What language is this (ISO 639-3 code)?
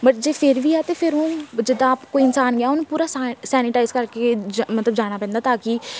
pan